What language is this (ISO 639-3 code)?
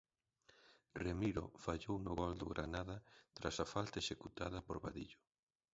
glg